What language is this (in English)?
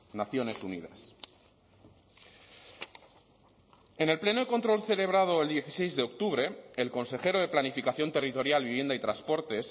Spanish